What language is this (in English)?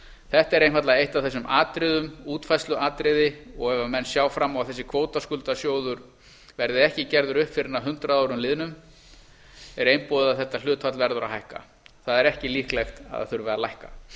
Icelandic